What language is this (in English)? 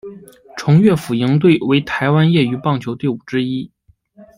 Chinese